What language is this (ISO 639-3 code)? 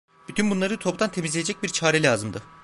tur